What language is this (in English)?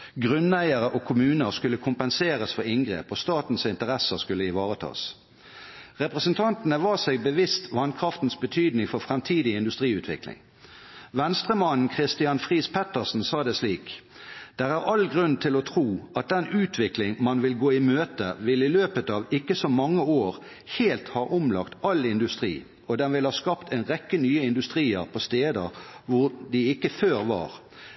Norwegian Bokmål